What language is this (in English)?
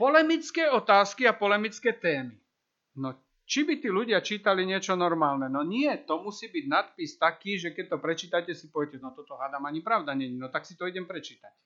Slovak